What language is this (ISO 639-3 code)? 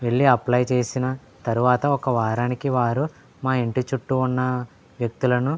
tel